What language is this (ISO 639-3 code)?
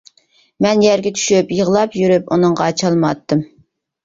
uig